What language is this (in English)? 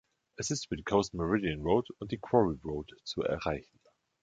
German